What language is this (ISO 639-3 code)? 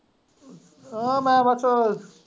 pan